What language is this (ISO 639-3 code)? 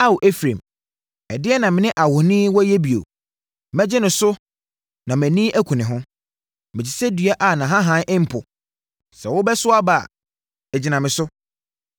aka